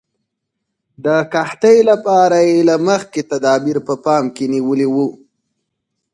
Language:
Pashto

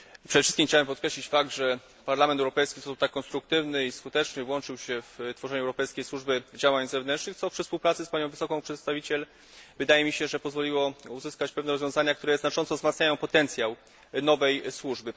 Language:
Polish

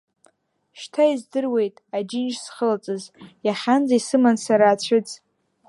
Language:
Abkhazian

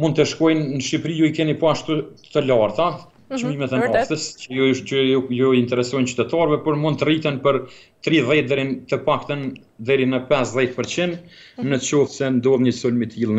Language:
Romanian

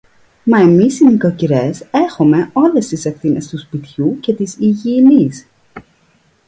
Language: Greek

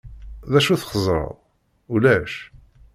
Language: Kabyle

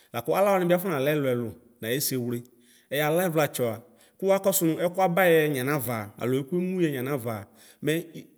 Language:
Ikposo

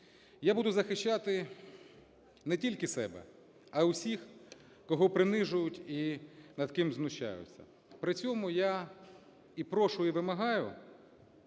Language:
Ukrainian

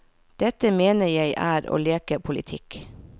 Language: Norwegian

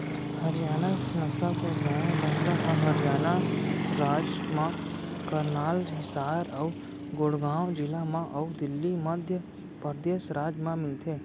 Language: Chhattisgarhi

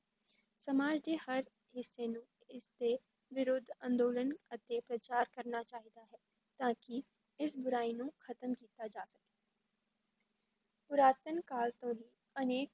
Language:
Punjabi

